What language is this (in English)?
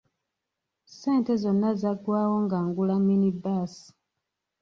Ganda